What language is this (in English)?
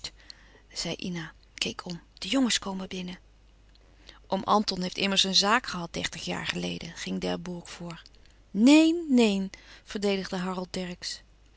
Dutch